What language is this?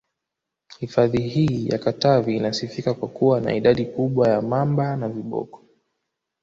Swahili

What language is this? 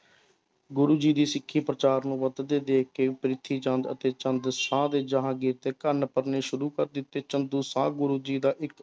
Punjabi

